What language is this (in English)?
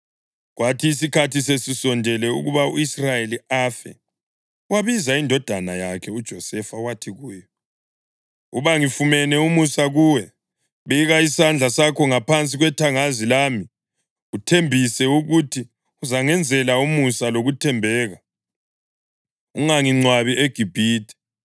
North Ndebele